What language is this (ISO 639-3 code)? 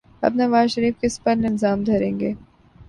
urd